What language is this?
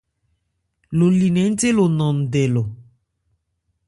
Ebrié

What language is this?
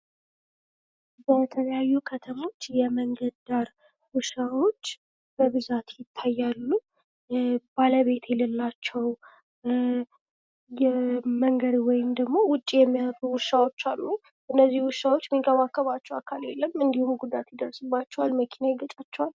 Amharic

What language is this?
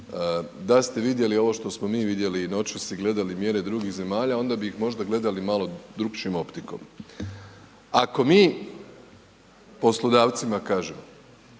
Croatian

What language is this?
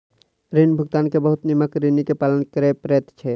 Maithili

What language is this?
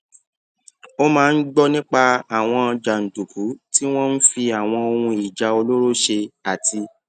Yoruba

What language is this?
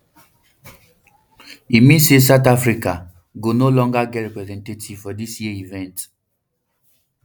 Nigerian Pidgin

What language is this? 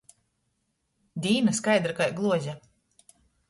Latgalian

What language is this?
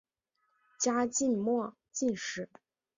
Chinese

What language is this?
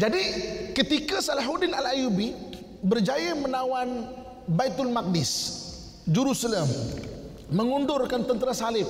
Malay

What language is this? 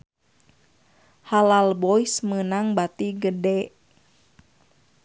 Sundanese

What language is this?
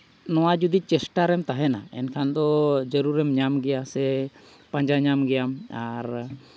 Santali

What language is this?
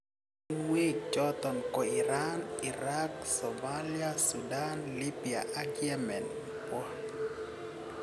Kalenjin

